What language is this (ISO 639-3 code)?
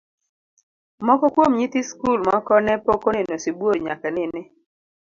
luo